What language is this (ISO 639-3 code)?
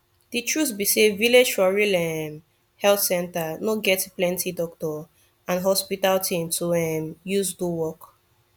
pcm